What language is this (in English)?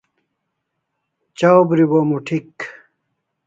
Kalasha